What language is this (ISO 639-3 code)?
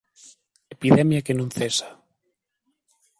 glg